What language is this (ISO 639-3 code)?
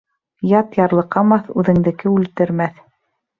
bak